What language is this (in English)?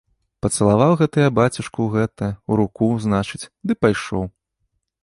Belarusian